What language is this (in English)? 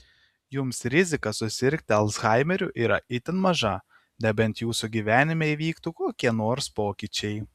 Lithuanian